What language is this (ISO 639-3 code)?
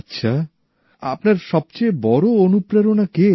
ben